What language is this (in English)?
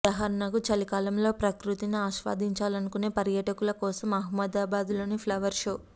Telugu